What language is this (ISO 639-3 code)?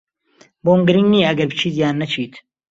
ckb